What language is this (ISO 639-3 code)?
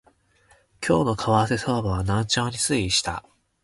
jpn